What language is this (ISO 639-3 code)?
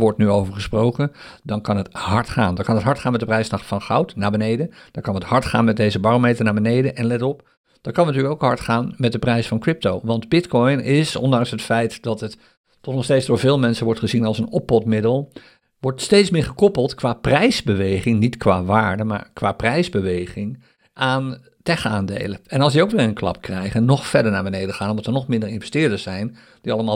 nld